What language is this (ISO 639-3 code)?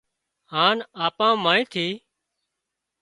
kxp